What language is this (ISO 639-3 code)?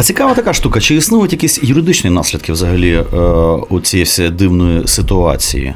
ukr